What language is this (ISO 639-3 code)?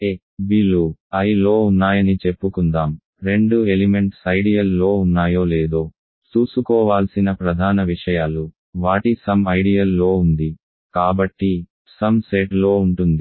tel